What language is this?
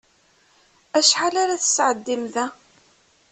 Kabyle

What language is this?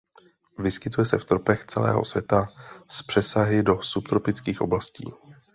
Czech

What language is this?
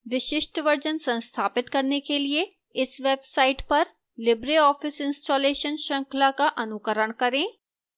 Hindi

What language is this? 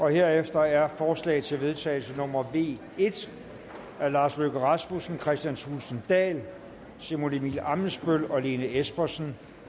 Danish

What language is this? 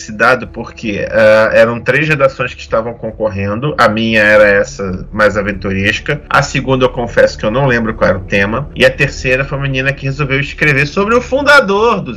Portuguese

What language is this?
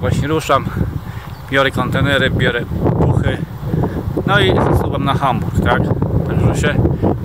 Polish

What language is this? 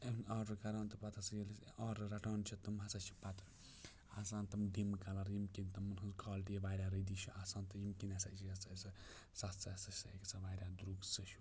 Kashmiri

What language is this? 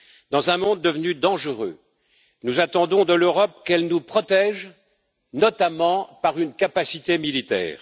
French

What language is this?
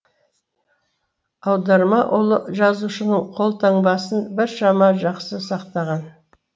Kazakh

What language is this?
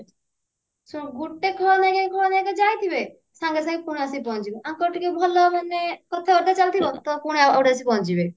Odia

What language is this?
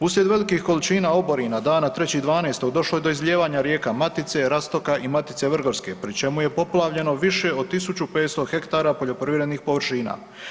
Croatian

